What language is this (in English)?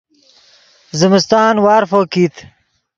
Yidgha